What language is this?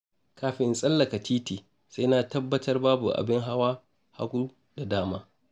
Hausa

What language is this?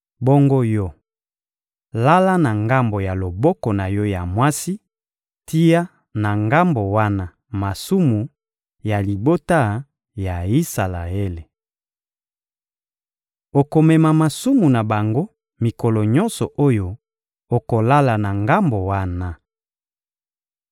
Lingala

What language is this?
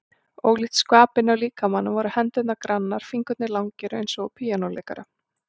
Icelandic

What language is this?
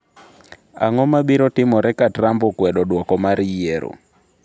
Luo (Kenya and Tanzania)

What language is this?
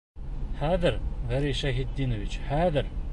Bashkir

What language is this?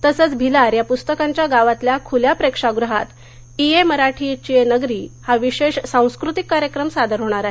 Marathi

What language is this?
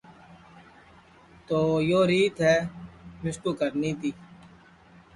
Sansi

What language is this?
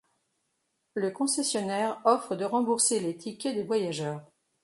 French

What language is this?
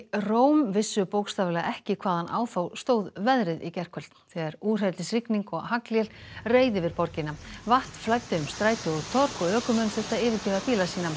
Icelandic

